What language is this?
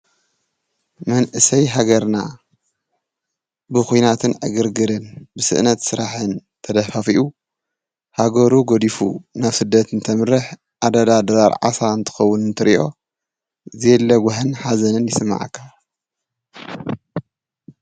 Tigrinya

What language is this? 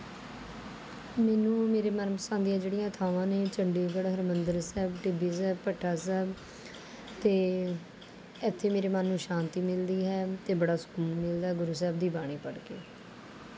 Punjabi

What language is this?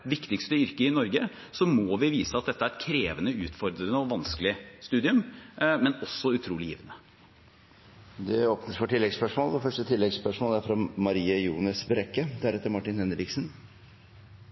Norwegian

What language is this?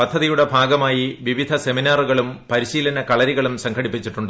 Malayalam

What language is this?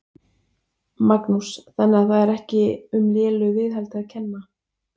Icelandic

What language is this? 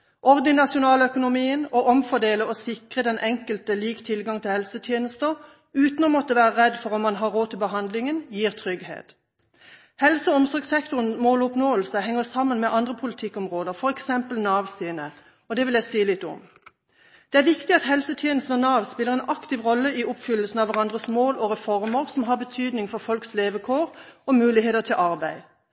Norwegian Bokmål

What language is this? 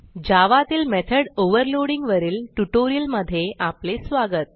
Marathi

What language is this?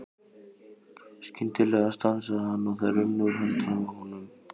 Icelandic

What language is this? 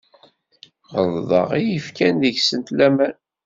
Kabyle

